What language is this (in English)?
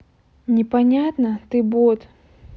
Russian